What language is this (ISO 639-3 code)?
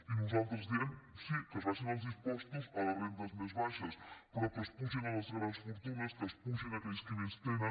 cat